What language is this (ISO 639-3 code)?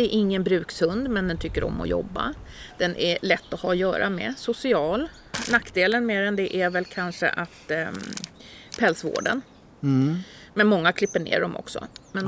swe